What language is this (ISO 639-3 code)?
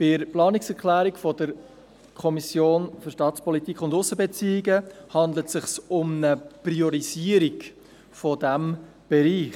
gsw